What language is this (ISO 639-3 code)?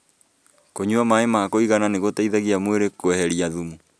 kik